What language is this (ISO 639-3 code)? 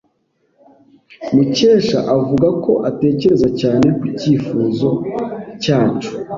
kin